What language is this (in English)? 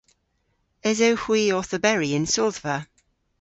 Cornish